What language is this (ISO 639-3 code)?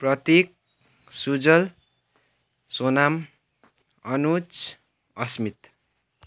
nep